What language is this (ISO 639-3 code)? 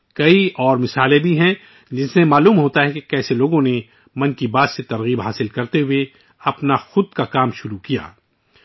urd